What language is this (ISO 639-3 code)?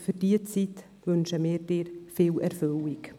gsw